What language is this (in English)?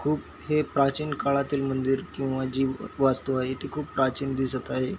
Marathi